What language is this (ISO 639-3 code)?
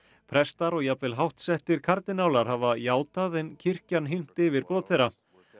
isl